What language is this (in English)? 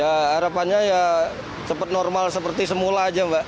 Indonesian